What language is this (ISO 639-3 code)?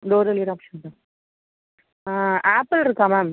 tam